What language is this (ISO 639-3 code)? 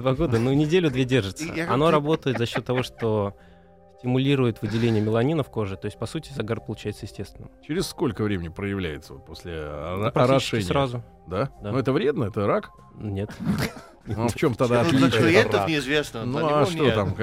rus